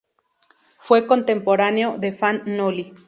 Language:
Spanish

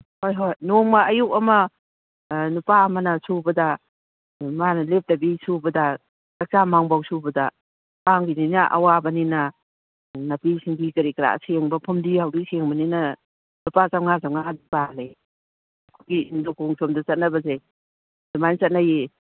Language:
Manipuri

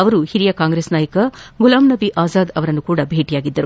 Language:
Kannada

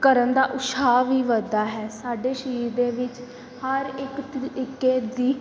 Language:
Punjabi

